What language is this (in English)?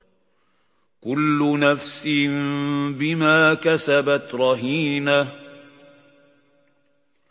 Arabic